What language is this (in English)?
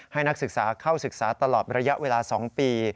Thai